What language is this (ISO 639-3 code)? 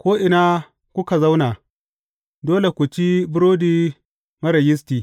hau